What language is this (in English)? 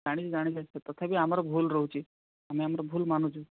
Odia